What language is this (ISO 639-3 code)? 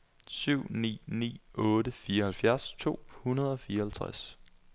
dan